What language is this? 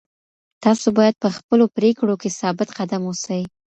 Pashto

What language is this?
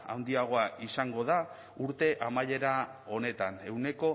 Basque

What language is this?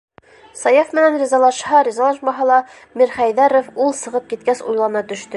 Bashkir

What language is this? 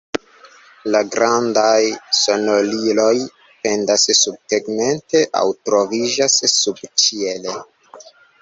Esperanto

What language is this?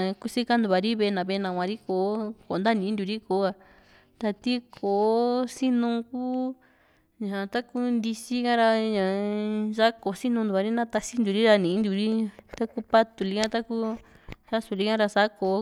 Juxtlahuaca Mixtec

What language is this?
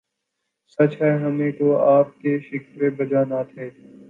Urdu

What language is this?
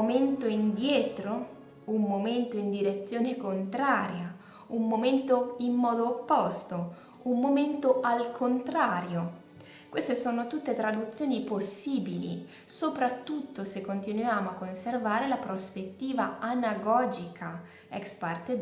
Italian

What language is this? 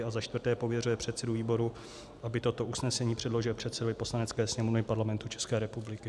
Czech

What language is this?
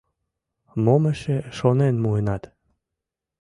Mari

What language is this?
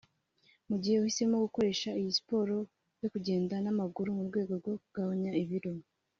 Kinyarwanda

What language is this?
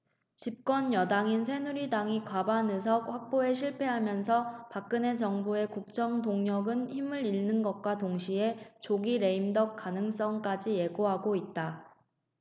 Korean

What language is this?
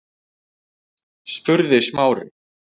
Icelandic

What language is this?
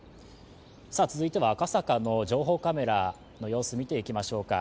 Japanese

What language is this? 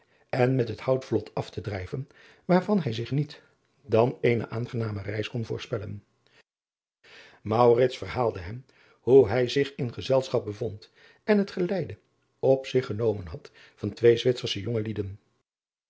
Dutch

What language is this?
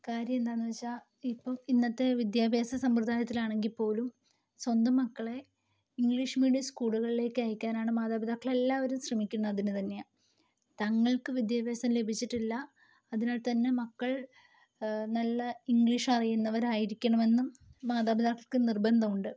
Malayalam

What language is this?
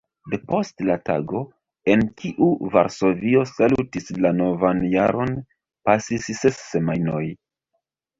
Esperanto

